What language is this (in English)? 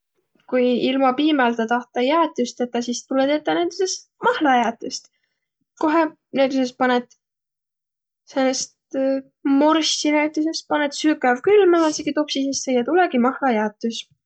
Võro